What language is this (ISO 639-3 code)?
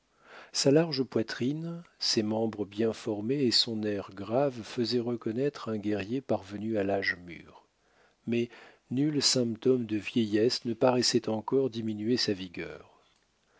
fra